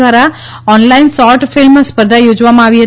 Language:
Gujarati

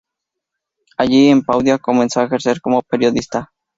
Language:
Spanish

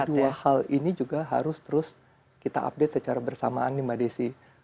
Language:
Indonesian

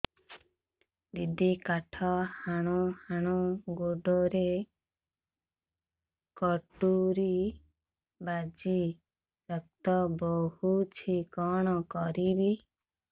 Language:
Odia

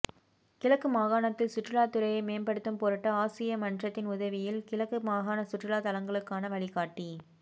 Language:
Tamil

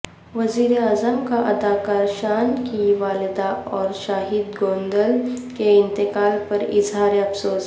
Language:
Urdu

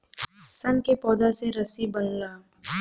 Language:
Bhojpuri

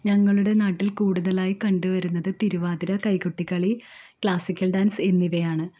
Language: Malayalam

